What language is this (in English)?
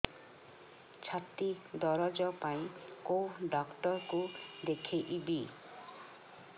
Odia